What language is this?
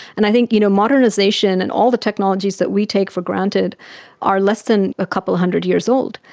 English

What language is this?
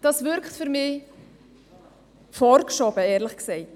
Swiss German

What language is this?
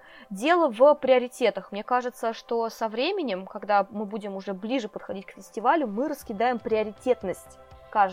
Russian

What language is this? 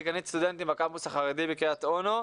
Hebrew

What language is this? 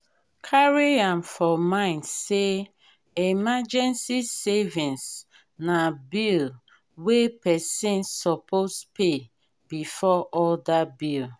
Nigerian Pidgin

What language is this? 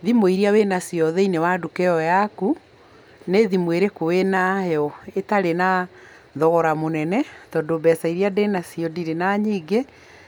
Kikuyu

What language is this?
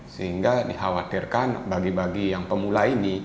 Indonesian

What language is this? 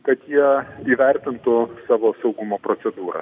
Lithuanian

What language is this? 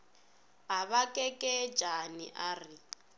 Northern Sotho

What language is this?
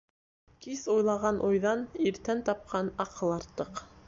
Bashkir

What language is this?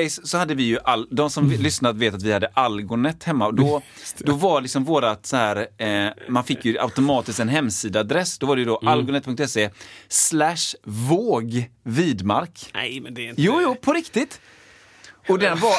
Swedish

